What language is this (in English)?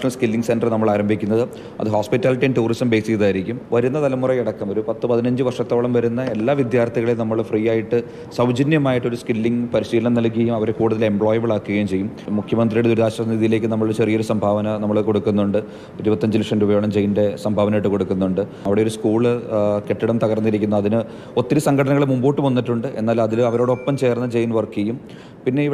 Malayalam